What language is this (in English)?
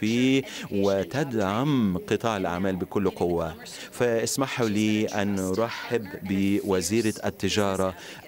Arabic